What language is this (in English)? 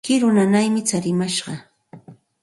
Santa Ana de Tusi Pasco Quechua